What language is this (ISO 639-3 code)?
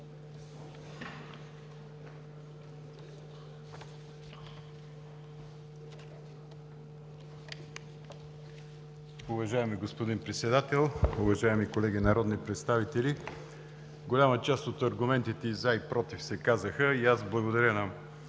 bul